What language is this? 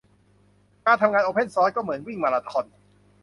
Thai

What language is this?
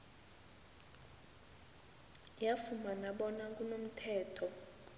South Ndebele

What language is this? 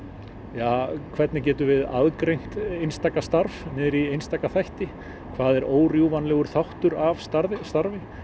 Icelandic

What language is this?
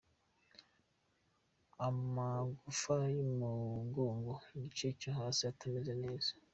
Kinyarwanda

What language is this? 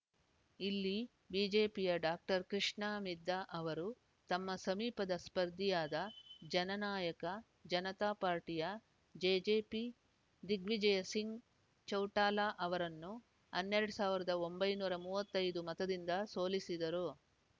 Kannada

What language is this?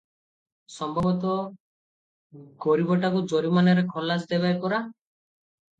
Odia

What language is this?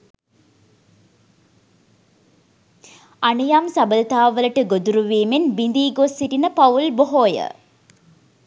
Sinhala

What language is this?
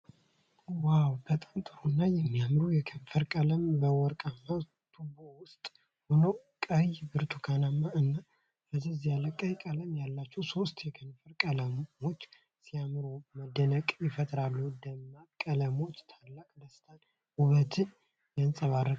Amharic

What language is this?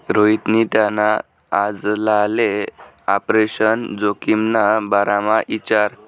Marathi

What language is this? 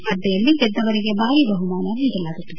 Kannada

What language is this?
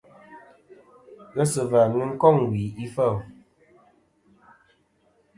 Kom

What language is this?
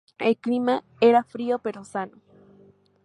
Spanish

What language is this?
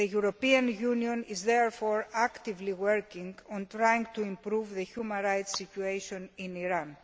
English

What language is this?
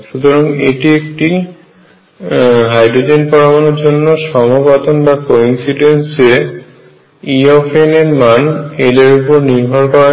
Bangla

